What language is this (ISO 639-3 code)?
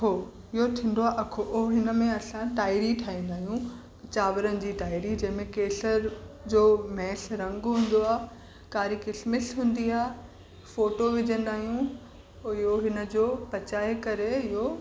snd